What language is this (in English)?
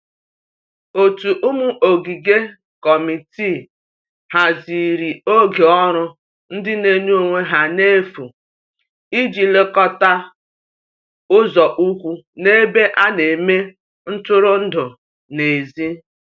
Igbo